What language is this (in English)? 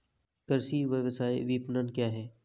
Hindi